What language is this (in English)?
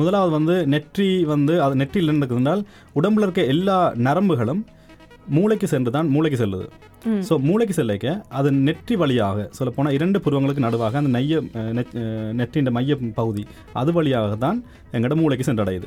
Tamil